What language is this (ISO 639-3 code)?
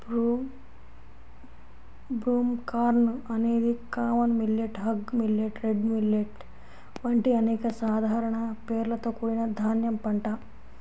tel